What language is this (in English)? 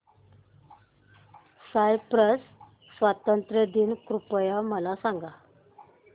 Marathi